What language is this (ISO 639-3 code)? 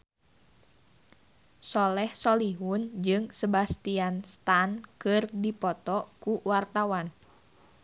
sun